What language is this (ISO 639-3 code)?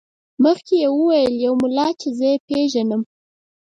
pus